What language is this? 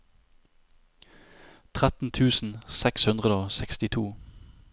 Norwegian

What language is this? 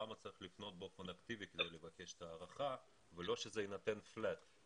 Hebrew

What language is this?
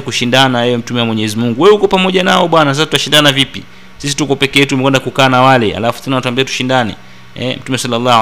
Swahili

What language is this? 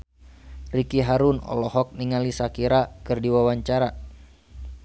Sundanese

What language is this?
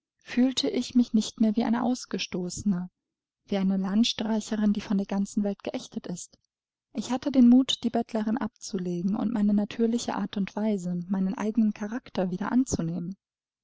German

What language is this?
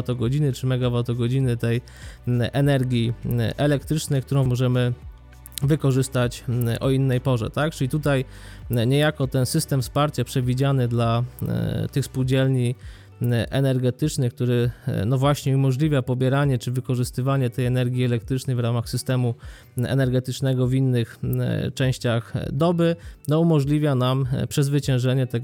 Polish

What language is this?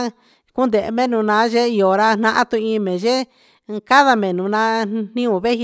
Huitepec Mixtec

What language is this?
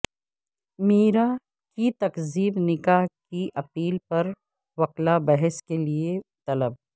Urdu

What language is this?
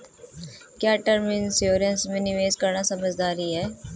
Hindi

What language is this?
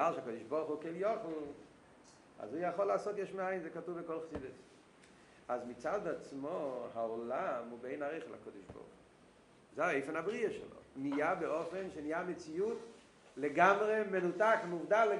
Hebrew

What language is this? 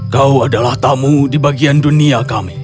Indonesian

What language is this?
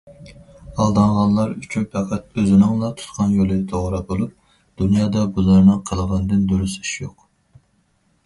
Uyghur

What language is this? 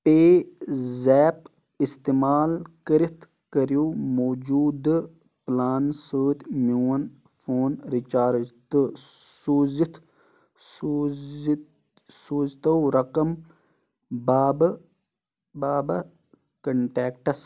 Kashmiri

